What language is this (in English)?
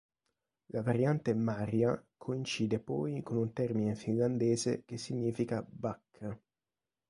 Italian